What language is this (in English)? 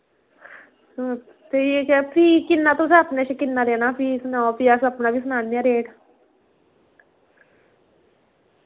Dogri